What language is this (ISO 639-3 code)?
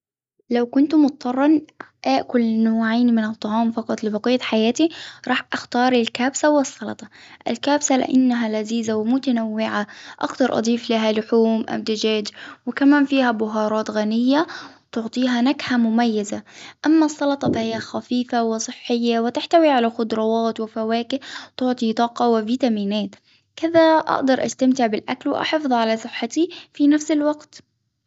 acw